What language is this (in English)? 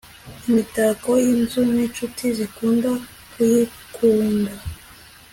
Kinyarwanda